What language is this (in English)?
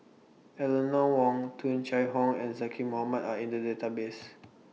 English